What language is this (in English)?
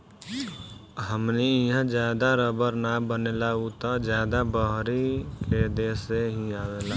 Bhojpuri